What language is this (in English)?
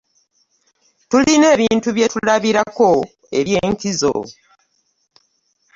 Ganda